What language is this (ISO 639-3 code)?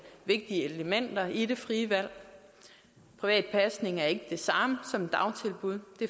dan